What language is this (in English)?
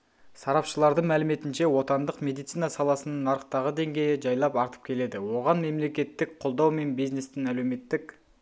Kazakh